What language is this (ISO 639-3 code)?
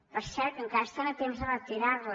cat